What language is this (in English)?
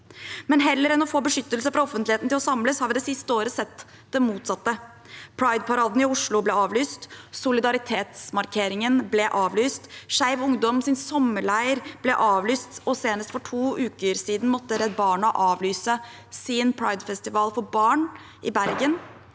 Norwegian